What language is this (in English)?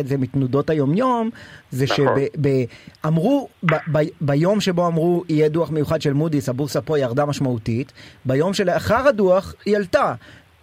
Hebrew